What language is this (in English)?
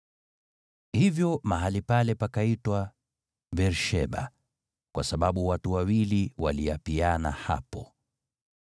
Swahili